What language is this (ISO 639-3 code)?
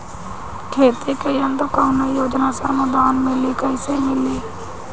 bho